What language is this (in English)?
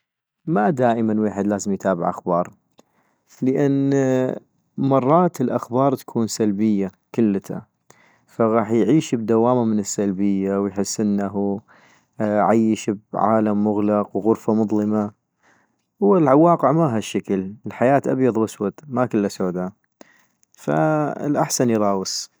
North Mesopotamian Arabic